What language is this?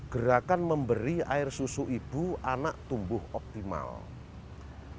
Indonesian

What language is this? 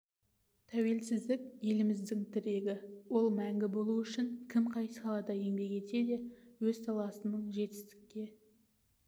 Kazakh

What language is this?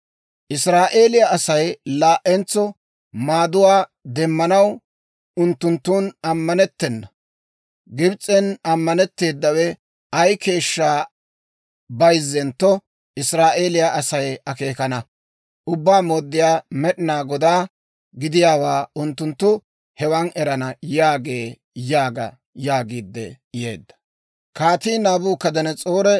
Dawro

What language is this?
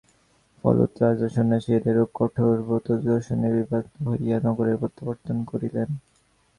Bangla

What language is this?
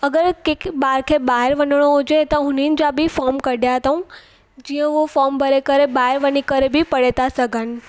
Sindhi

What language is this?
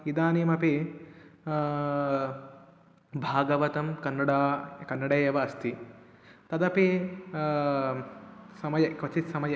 Sanskrit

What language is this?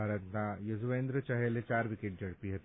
Gujarati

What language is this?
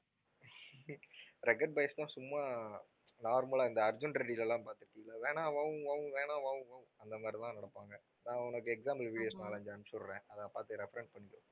Tamil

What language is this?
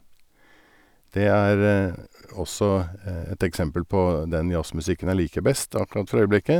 Norwegian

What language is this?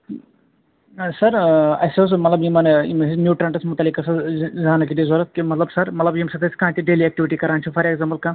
Kashmiri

